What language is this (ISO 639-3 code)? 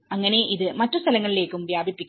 mal